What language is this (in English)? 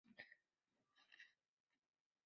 Chinese